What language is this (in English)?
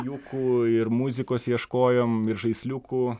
Lithuanian